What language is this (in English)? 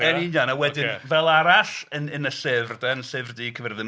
Welsh